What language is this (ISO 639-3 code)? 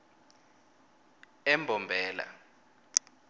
ssw